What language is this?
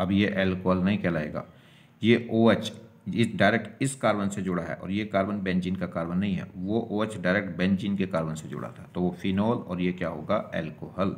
Hindi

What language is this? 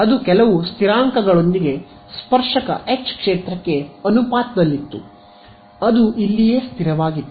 Kannada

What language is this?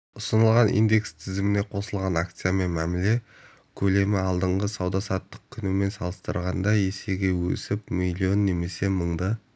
Kazakh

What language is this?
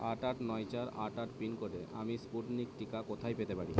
Bangla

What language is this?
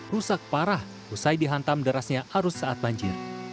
Indonesian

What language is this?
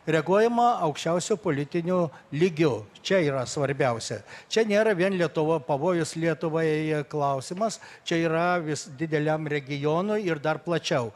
Lithuanian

